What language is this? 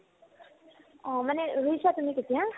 Assamese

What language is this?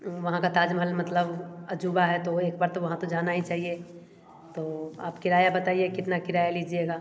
Hindi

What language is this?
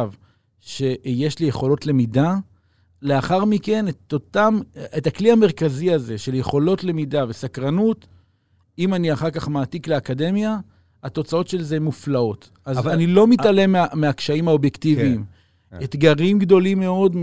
Hebrew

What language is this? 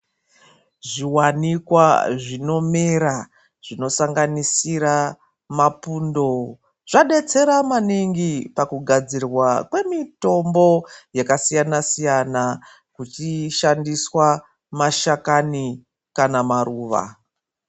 Ndau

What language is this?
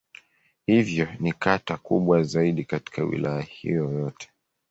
Swahili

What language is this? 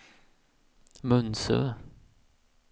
Swedish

